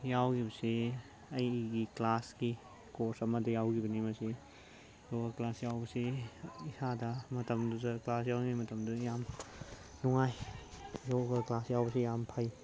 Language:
Manipuri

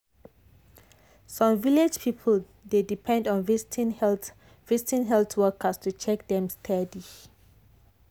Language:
Nigerian Pidgin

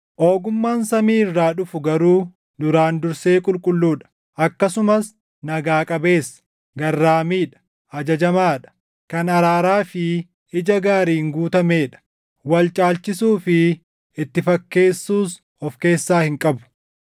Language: Oromo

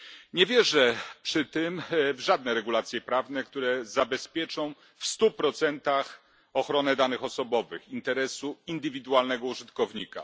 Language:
Polish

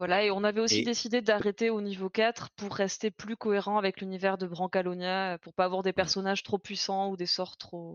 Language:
French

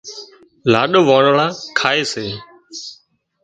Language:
Wadiyara Koli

